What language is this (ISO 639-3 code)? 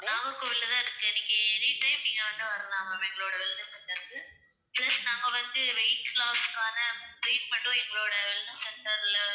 tam